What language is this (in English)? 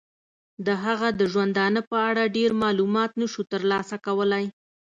Pashto